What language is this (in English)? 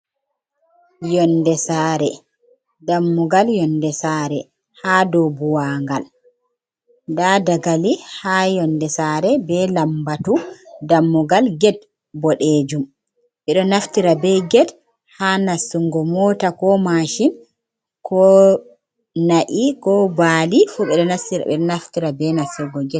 Fula